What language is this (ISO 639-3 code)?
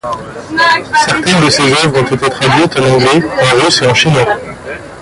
fra